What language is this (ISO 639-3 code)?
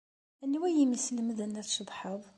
kab